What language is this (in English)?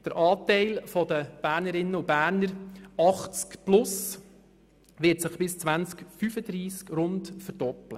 Swiss German